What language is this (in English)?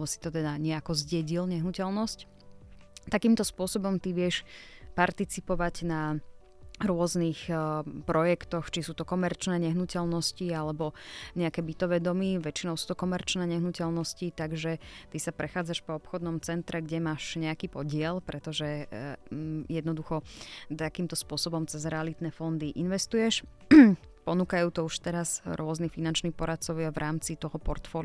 Slovak